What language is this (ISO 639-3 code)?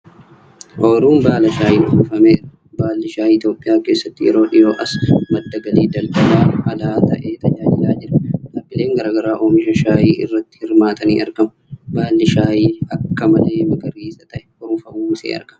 orm